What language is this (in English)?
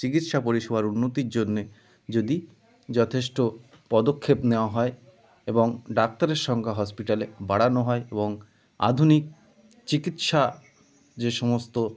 Bangla